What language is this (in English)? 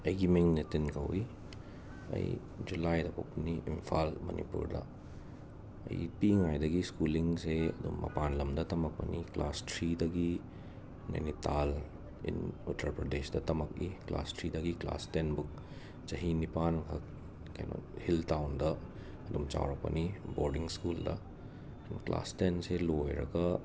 Manipuri